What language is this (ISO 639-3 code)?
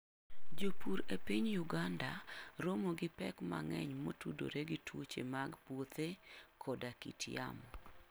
luo